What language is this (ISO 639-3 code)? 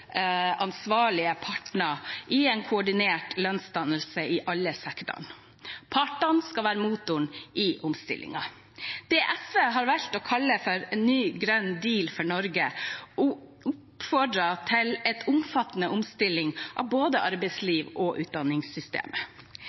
nob